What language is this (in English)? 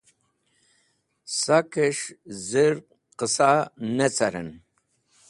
Wakhi